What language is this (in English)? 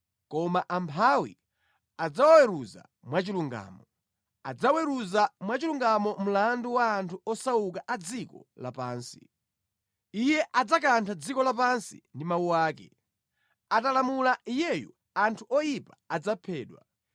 Nyanja